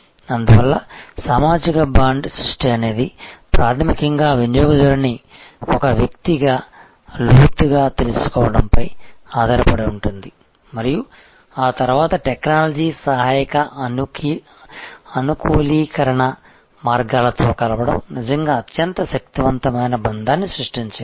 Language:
Telugu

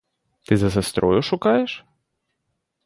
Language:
Ukrainian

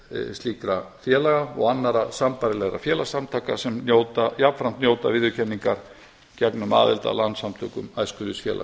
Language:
Icelandic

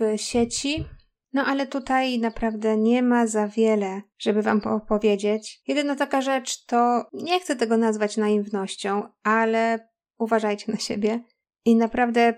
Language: Polish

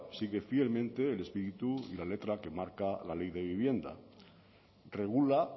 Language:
Spanish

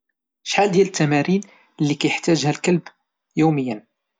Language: Moroccan Arabic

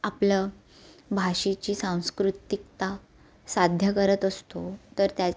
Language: Marathi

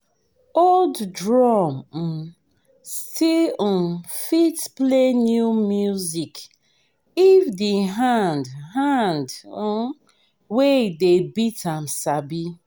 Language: Nigerian Pidgin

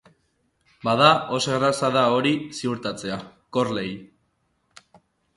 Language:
Basque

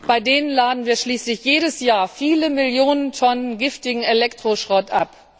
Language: German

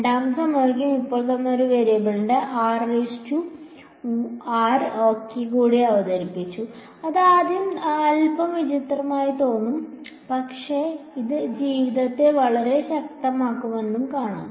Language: Malayalam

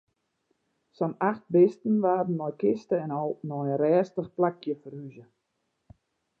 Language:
Western Frisian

